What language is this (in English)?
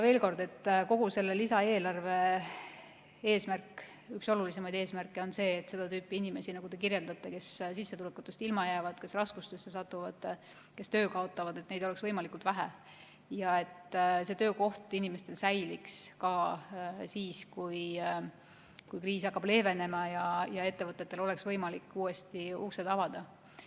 Estonian